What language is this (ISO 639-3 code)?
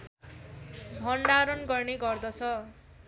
nep